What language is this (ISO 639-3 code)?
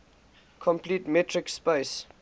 eng